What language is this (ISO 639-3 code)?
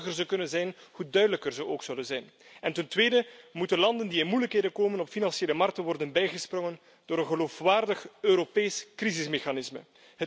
nld